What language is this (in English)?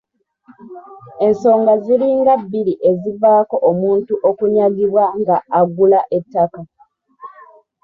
Ganda